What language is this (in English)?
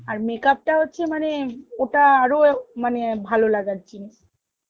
Bangla